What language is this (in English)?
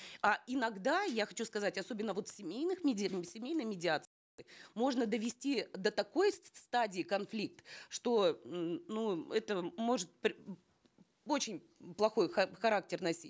Kazakh